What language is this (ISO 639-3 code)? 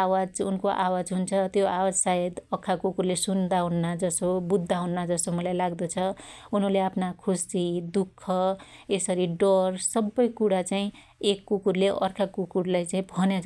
dty